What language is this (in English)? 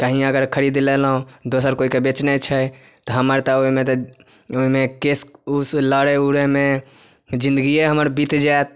Maithili